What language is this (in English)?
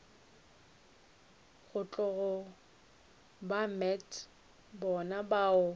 Northern Sotho